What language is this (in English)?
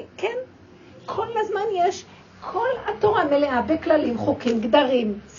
Hebrew